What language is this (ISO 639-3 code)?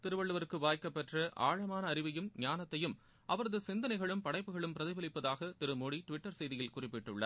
tam